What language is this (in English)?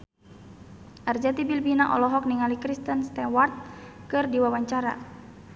Sundanese